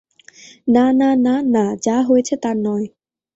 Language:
Bangla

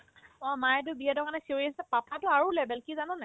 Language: Assamese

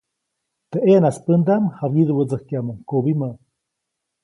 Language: Copainalá Zoque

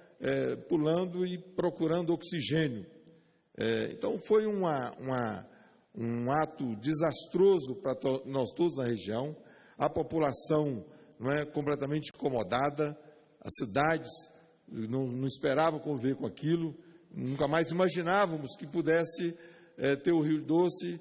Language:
Portuguese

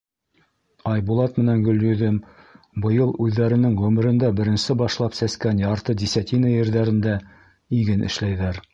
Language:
Bashkir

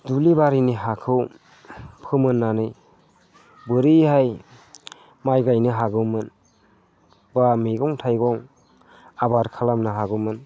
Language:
Bodo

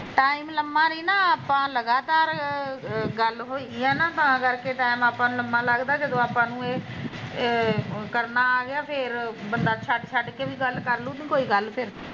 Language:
Punjabi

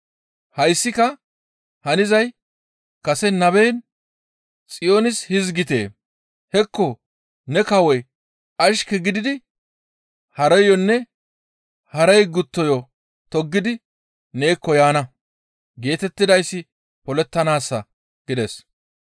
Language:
Gamo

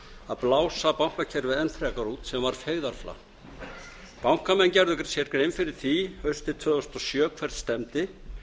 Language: Icelandic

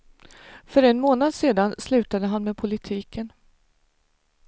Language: Swedish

